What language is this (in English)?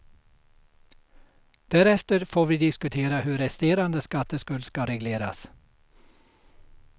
Swedish